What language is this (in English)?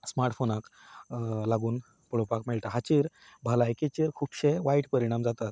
Konkani